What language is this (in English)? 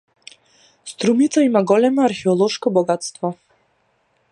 Macedonian